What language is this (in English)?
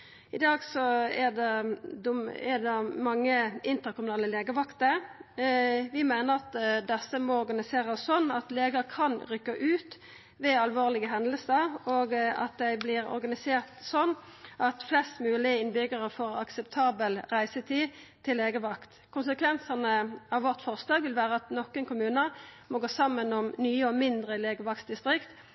Norwegian Nynorsk